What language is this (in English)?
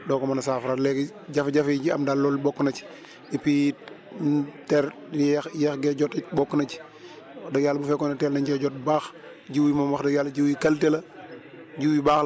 Wolof